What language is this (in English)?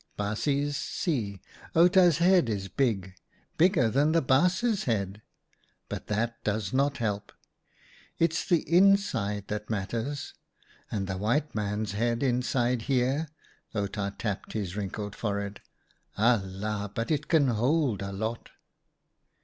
English